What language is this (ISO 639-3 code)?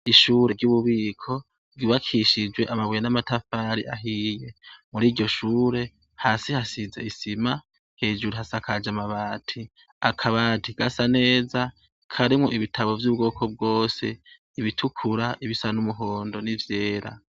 run